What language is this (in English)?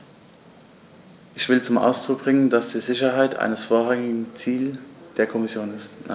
German